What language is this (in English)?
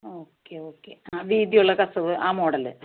Malayalam